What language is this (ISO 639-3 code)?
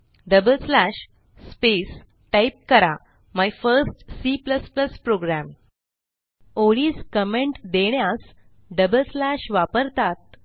mar